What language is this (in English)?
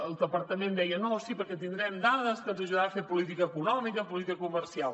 Catalan